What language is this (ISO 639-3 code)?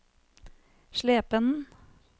nor